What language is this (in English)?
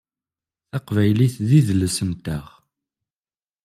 Kabyle